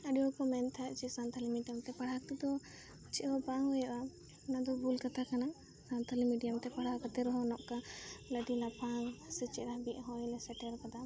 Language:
Santali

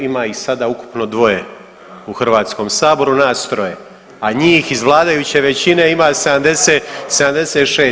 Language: Croatian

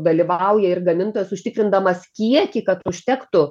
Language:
Lithuanian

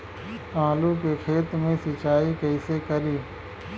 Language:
Bhojpuri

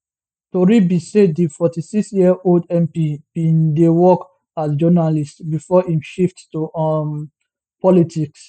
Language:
Nigerian Pidgin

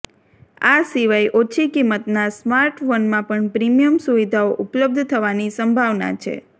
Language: Gujarati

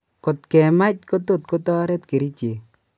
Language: Kalenjin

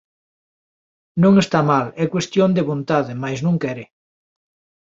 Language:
Galician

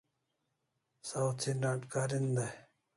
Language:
Kalasha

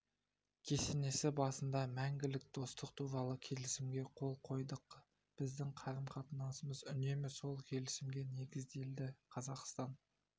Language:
Kazakh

